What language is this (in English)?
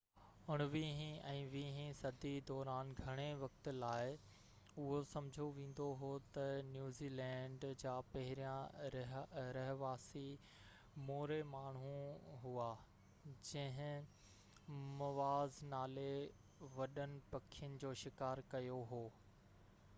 Sindhi